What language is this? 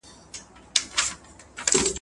Pashto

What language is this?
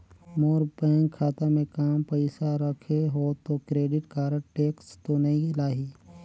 Chhattisgarhi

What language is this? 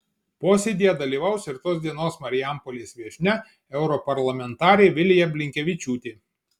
Lithuanian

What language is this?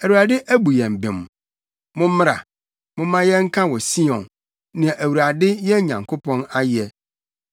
Akan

